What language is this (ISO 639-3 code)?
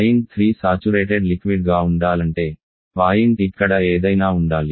tel